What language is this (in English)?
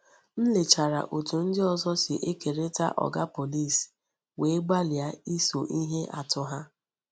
Igbo